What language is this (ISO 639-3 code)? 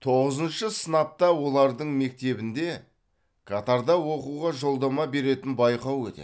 kaz